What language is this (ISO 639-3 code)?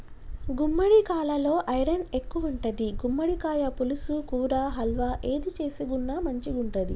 tel